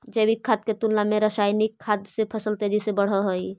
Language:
Magahi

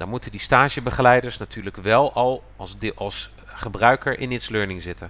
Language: Dutch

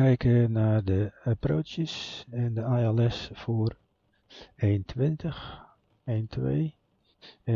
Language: Dutch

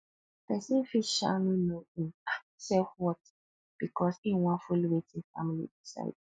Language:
Nigerian Pidgin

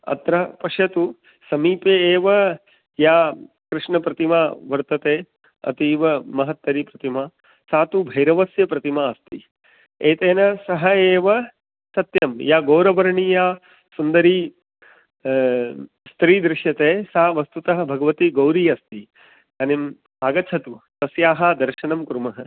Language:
Sanskrit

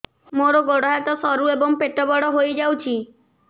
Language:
Odia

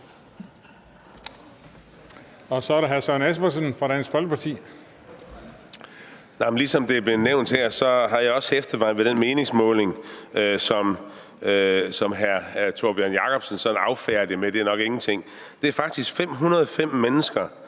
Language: Danish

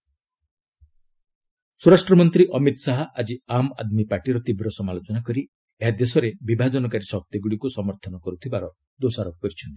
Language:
Odia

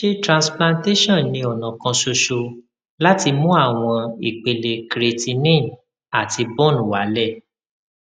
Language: Yoruba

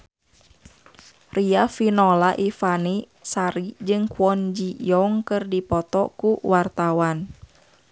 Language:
Sundanese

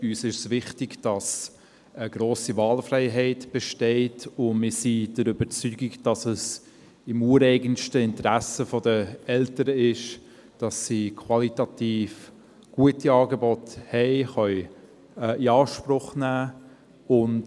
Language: Swiss German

